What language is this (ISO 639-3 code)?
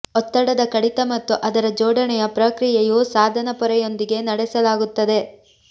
kan